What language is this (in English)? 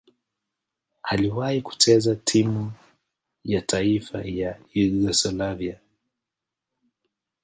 Swahili